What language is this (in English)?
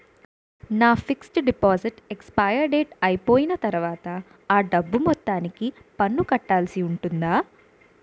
Telugu